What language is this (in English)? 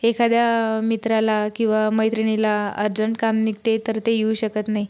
Marathi